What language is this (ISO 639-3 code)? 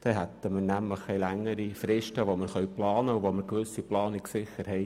gsw